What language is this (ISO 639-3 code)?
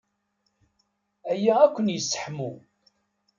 kab